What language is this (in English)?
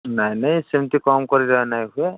Odia